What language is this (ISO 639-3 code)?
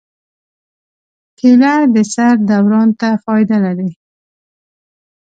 pus